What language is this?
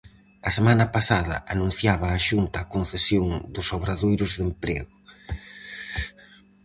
Galician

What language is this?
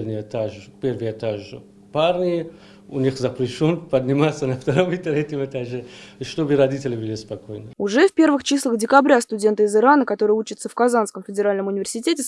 Russian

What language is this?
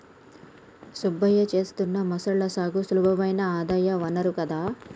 Telugu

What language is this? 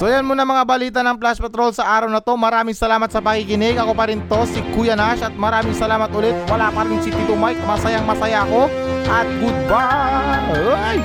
Filipino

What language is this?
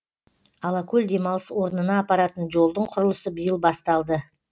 Kazakh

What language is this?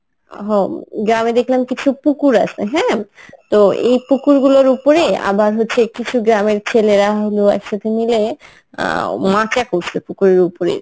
Bangla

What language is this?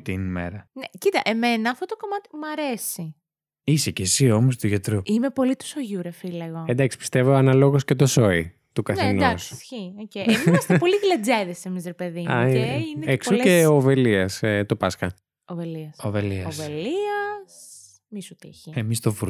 Greek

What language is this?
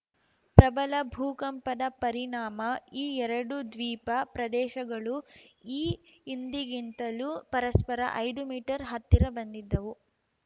Kannada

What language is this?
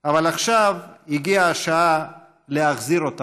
Hebrew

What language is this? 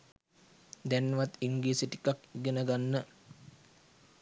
Sinhala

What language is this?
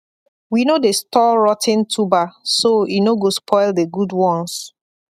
Nigerian Pidgin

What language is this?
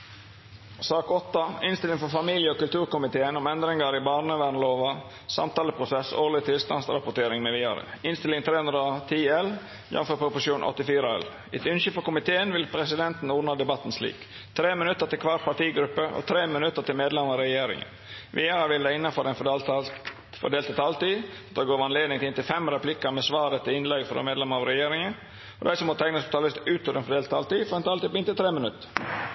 Norwegian Nynorsk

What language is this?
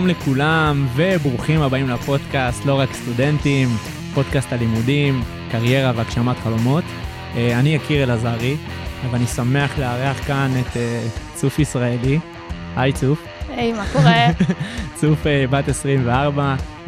Hebrew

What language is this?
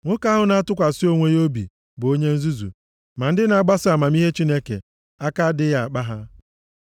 Igbo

